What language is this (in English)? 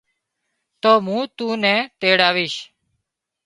Wadiyara Koli